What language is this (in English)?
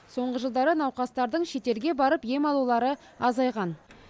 Kazakh